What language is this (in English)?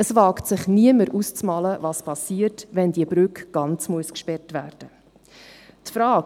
Swiss German